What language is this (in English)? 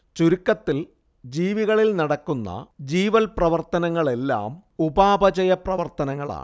Malayalam